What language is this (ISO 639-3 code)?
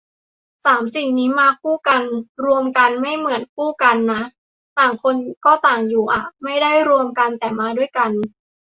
tha